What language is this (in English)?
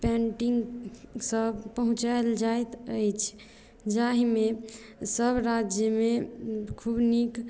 Maithili